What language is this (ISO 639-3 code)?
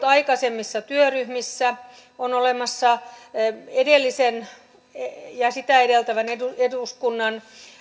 fin